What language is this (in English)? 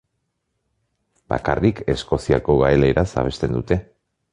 Basque